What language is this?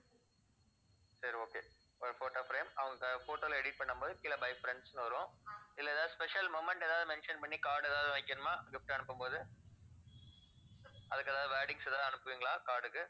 Tamil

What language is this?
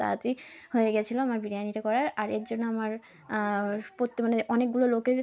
Bangla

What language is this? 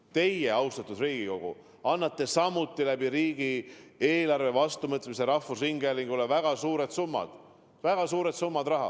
Estonian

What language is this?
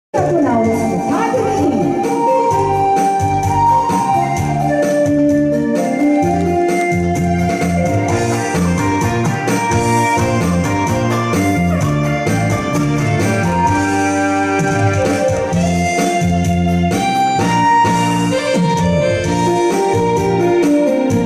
Thai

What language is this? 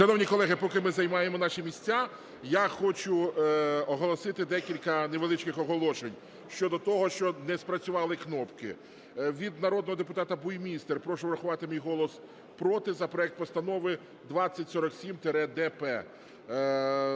Ukrainian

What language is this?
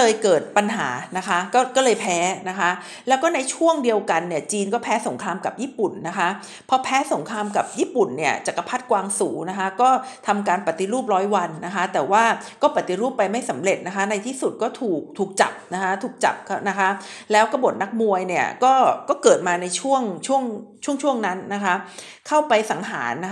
Thai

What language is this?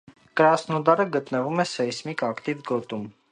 Armenian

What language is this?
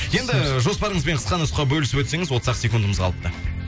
Kazakh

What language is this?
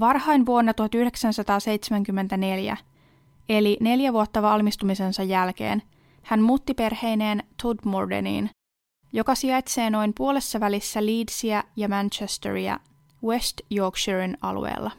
Finnish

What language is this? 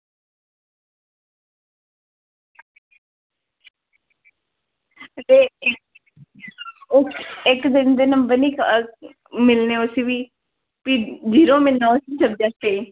Dogri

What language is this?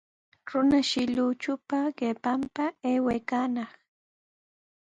Sihuas Ancash Quechua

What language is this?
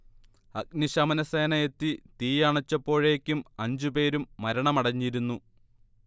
Malayalam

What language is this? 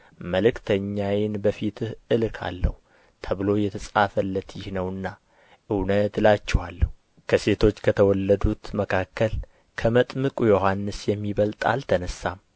Amharic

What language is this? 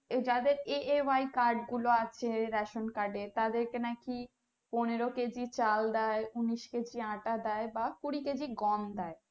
Bangla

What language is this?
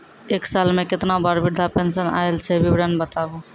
Maithili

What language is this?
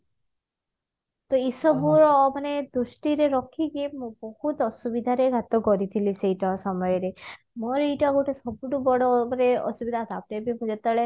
Odia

